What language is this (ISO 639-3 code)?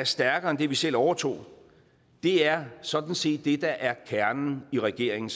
dan